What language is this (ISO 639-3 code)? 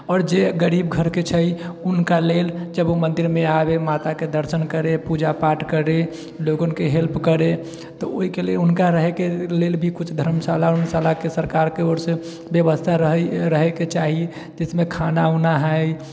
mai